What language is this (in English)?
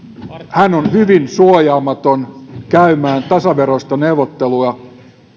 Finnish